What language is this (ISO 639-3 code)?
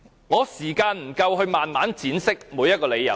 yue